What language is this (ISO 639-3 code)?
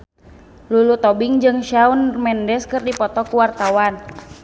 sun